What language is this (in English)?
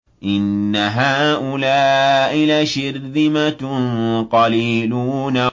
Arabic